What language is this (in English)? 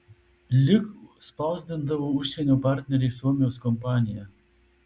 Lithuanian